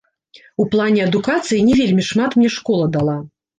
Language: Belarusian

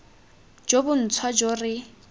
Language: Tswana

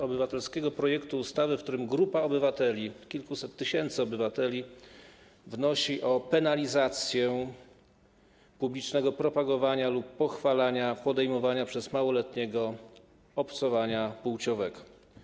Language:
Polish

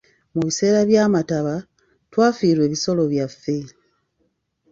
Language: Ganda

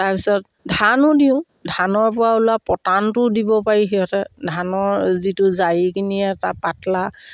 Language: Assamese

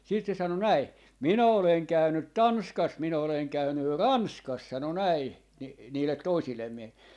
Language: Finnish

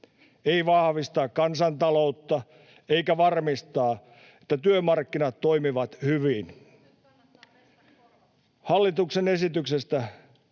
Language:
Finnish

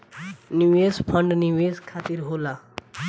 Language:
Bhojpuri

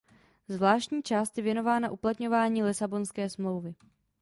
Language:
Czech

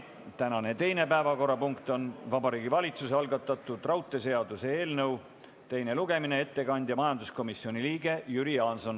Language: Estonian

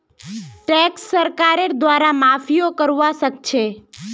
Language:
Magahi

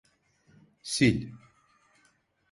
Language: Turkish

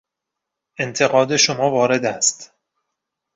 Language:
Persian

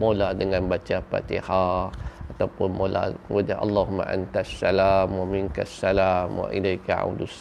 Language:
Malay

